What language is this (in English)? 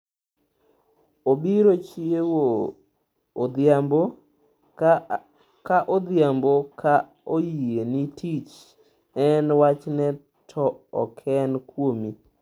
Luo (Kenya and Tanzania)